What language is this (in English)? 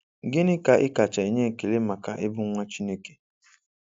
Igbo